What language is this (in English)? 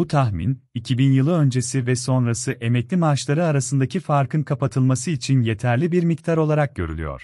Turkish